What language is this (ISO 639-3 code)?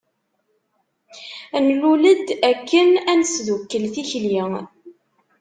kab